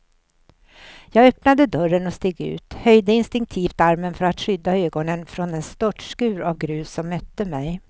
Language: Swedish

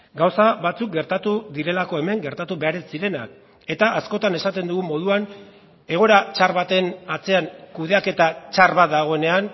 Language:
Basque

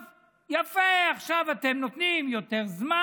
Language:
Hebrew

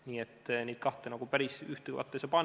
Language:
Estonian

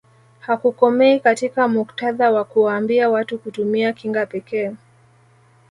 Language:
Swahili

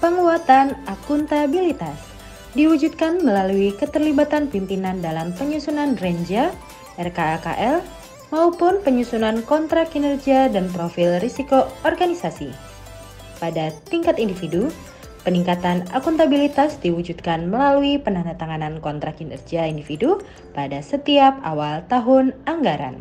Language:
Indonesian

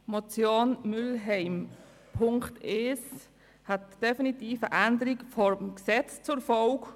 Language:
Swiss German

